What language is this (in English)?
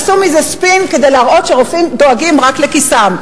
Hebrew